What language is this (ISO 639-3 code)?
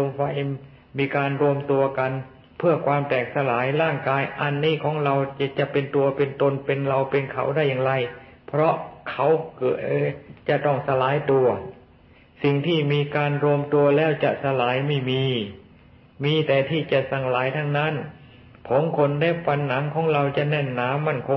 tha